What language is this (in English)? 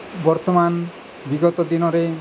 Odia